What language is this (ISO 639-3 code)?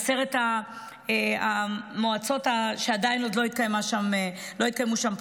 heb